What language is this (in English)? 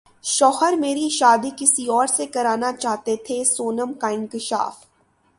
Urdu